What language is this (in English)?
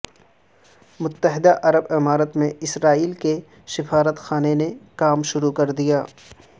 Urdu